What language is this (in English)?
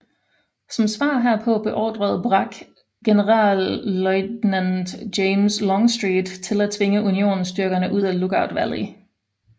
Danish